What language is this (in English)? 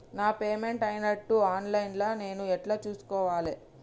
Telugu